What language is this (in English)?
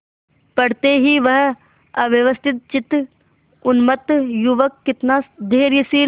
Hindi